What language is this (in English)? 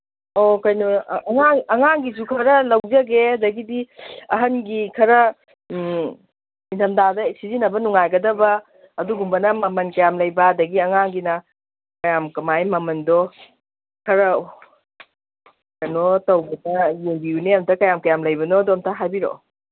Manipuri